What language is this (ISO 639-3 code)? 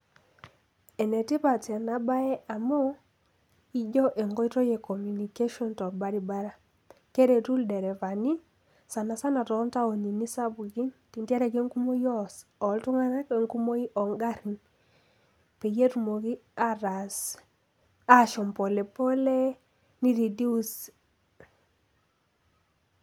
mas